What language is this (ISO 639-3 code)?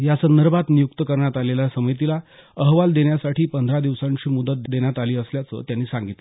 mar